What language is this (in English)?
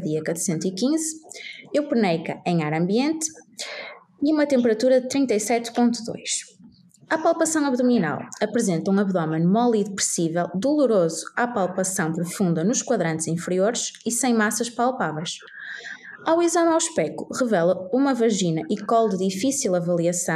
Portuguese